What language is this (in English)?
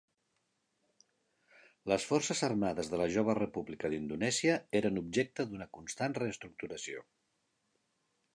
Catalan